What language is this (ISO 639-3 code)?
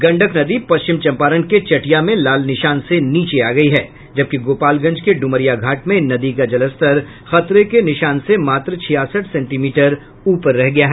hin